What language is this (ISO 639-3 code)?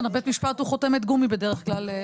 heb